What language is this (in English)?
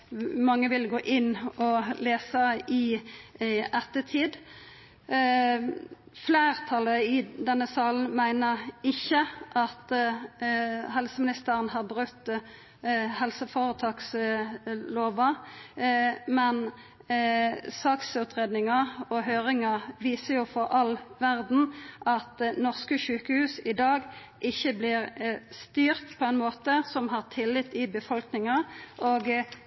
Norwegian Nynorsk